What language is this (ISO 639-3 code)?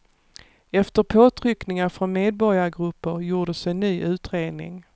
swe